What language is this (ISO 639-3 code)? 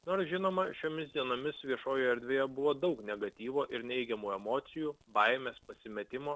lit